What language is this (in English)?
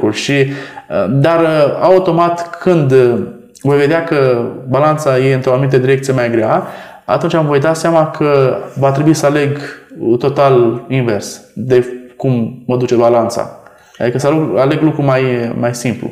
Romanian